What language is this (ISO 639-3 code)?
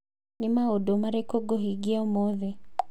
kik